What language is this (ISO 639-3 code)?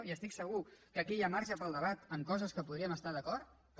cat